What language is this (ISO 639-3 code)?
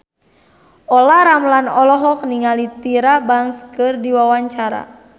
sun